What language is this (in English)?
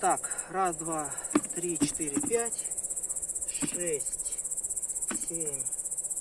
Russian